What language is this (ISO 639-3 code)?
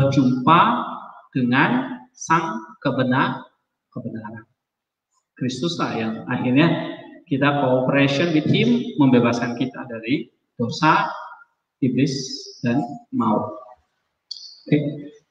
ind